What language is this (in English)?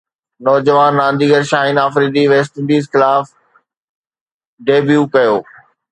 Sindhi